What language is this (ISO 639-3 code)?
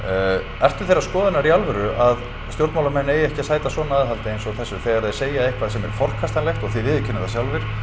isl